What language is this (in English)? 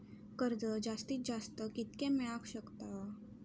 Marathi